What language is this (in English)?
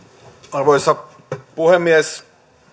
Finnish